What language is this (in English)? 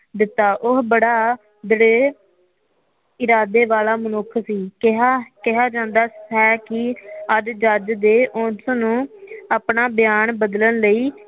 Punjabi